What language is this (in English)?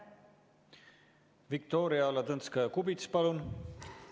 Estonian